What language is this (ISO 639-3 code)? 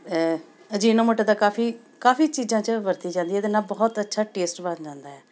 pan